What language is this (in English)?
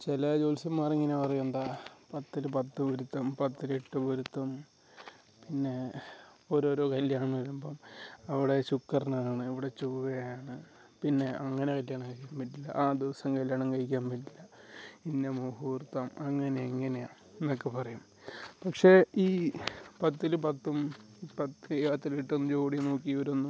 Malayalam